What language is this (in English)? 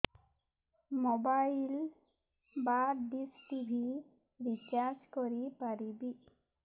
Odia